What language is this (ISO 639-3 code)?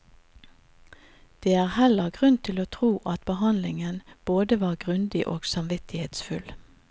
nor